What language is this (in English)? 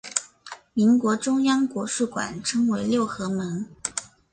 Chinese